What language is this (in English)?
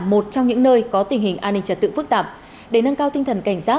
Vietnamese